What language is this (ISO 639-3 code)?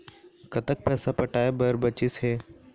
hne